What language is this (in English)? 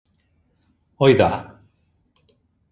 Catalan